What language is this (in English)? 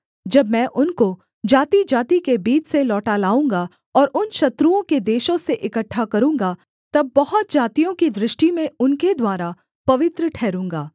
Hindi